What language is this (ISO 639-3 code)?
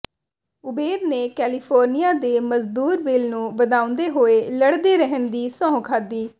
pan